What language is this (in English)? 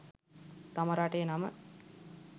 Sinhala